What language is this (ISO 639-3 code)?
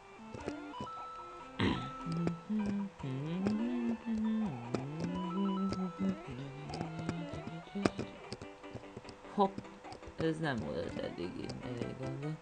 hun